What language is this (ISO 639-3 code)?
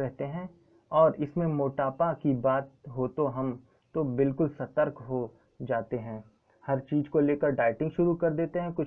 hin